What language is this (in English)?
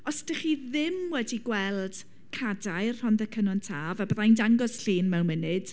Welsh